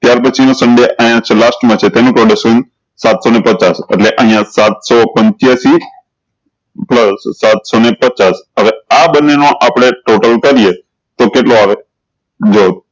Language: Gujarati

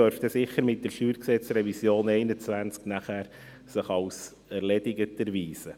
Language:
Swiss German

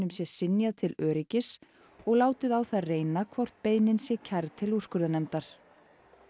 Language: Icelandic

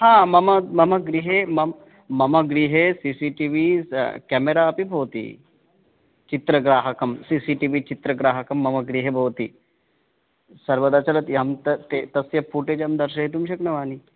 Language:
Sanskrit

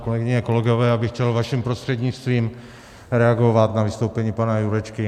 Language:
Czech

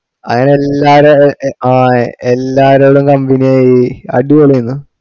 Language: Malayalam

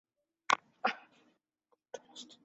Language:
Spanish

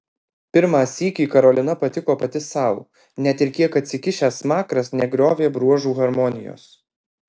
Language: Lithuanian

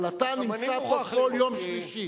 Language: Hebrew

